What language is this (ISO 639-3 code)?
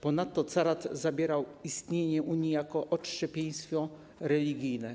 pol